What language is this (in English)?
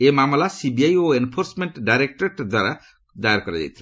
Odia